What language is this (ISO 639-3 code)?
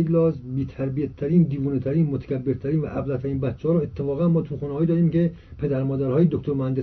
fas